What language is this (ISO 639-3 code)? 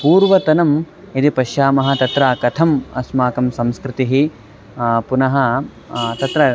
san